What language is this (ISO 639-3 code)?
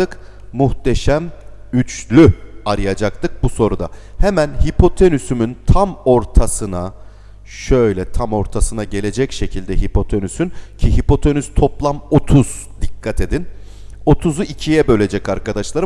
tur